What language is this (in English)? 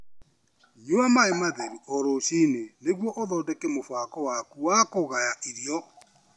Kikuyu